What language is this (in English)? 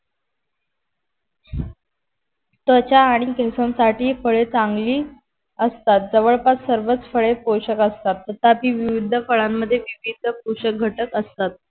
Marathi